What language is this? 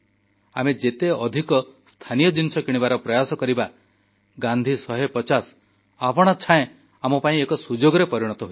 Odia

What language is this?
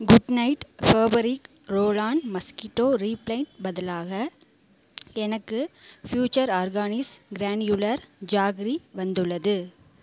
Tamil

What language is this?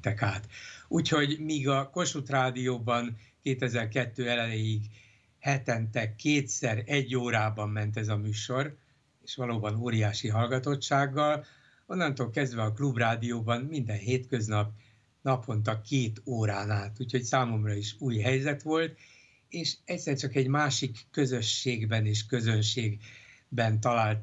Hungarian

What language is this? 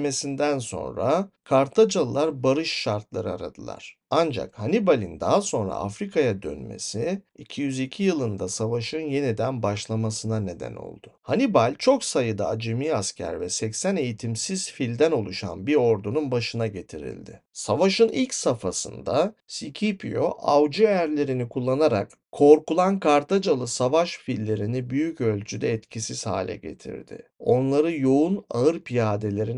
Turkish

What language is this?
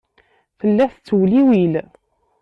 Kabyle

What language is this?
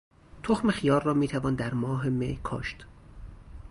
Persian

